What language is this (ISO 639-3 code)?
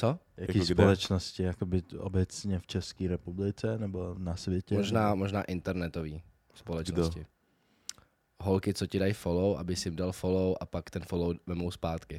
ces